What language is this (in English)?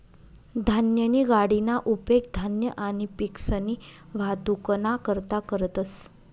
Marathi